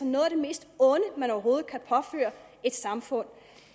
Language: Danish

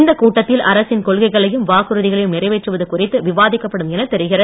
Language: Tamil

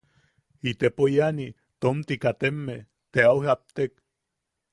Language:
Yaqui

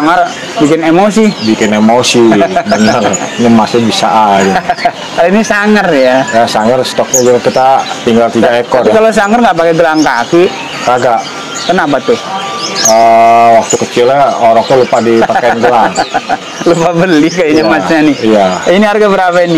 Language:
Indonesian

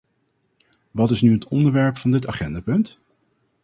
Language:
Dutch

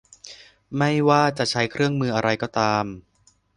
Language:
Thai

